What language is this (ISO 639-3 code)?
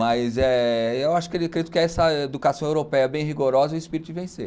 por